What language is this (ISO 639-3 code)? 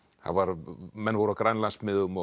isl